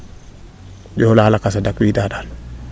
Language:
Serer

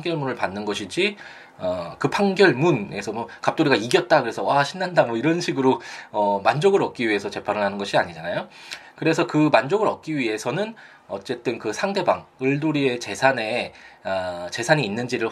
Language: Korean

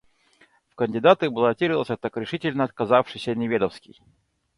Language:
Russian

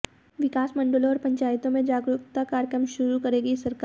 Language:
Hindi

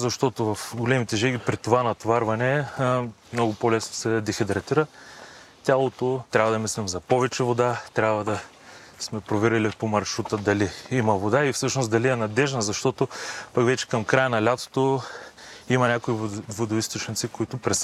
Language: Bulgarian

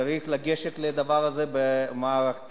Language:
Hebrew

